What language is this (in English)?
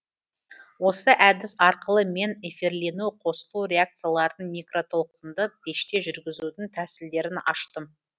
Kazakh